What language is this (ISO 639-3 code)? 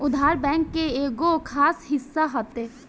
bho